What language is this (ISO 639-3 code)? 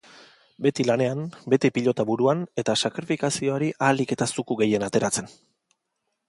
eus